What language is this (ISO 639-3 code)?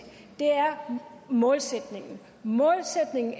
dan